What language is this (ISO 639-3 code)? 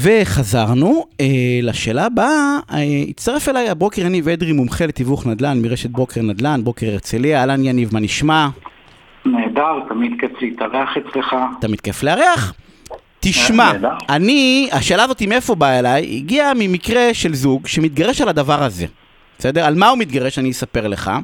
heb